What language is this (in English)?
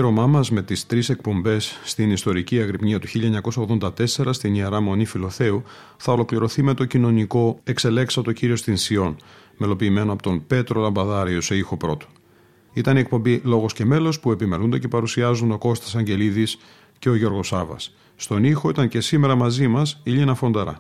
Greek